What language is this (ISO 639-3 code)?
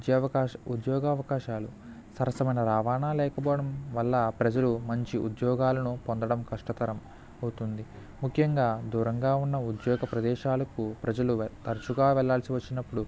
tel